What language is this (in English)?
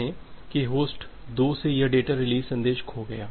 Hindi